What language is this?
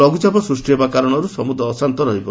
Odia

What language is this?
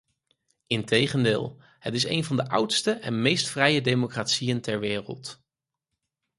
Dutch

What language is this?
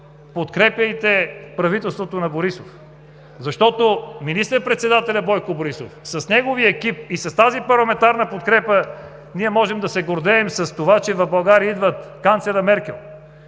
Bulgarian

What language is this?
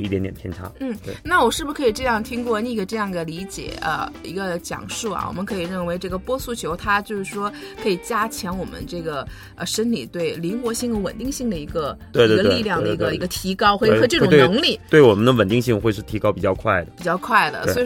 Chinese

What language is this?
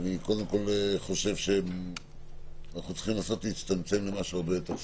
Hebrew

